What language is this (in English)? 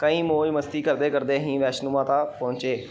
Punjabi